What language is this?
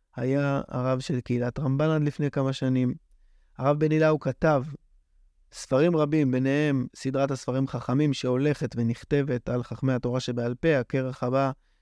Hebrew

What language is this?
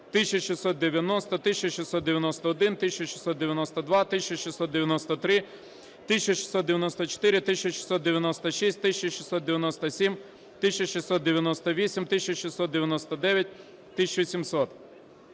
Ukrainian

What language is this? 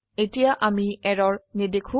Assamese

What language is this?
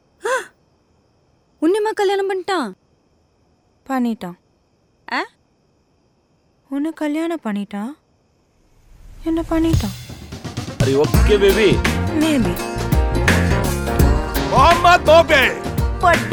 Malayalam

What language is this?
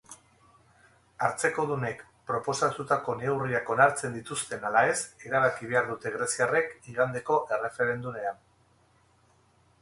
Basque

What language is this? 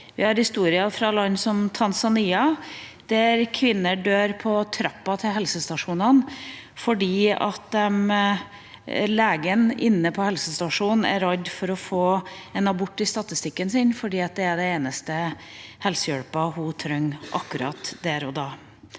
Norwegian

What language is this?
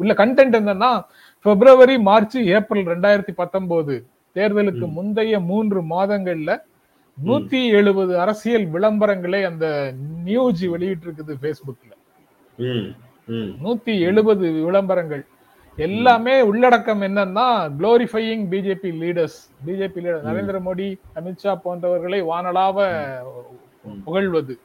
Tamil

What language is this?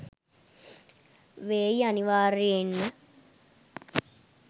Sinhala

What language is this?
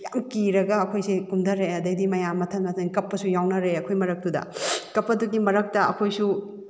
Manipuri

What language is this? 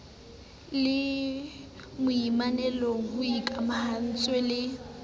Southern Sotho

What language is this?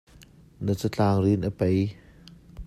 Hakha Chin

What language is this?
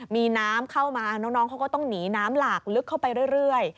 Thai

